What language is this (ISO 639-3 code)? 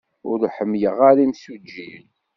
kab